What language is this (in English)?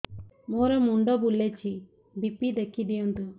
Odia